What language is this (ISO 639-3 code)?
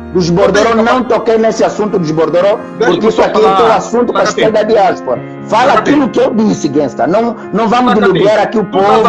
por